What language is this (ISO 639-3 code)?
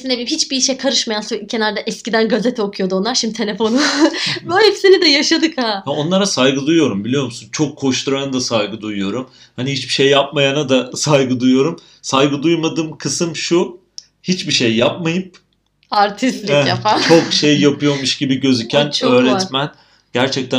tur